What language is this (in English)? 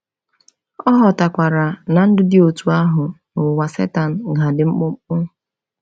Igbo